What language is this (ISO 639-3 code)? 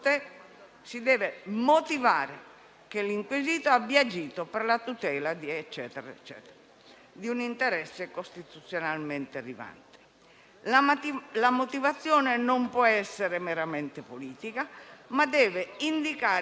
ita